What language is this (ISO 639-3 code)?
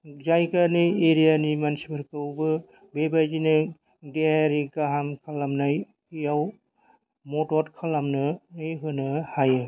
brx